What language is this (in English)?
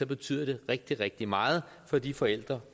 Danish